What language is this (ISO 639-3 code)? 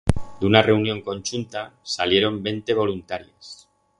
arg